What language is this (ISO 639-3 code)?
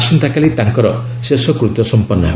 ori